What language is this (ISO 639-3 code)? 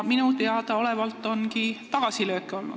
est